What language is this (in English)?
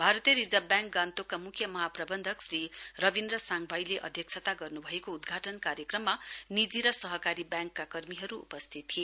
Nepali